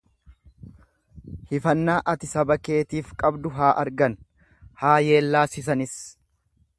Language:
Oromo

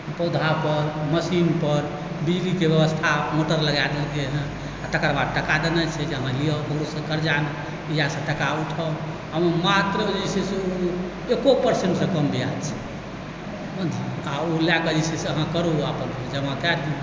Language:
Maithili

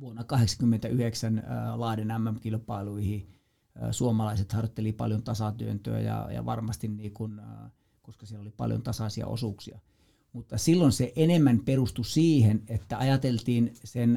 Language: Finnish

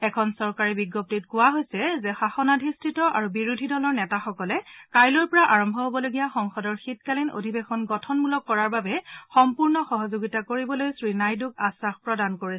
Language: Assamese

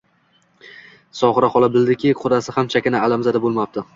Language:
Uzbek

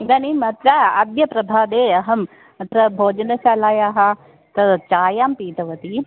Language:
Sanskrit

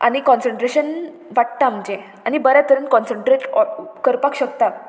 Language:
Konkani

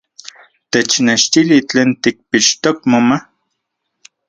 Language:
Central Puebla Nahuatl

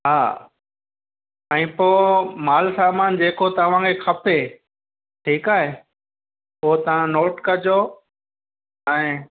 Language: Sindhi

